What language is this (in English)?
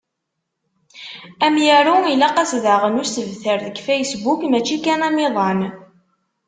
Kabyle